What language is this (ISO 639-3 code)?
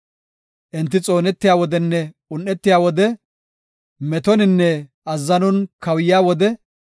gof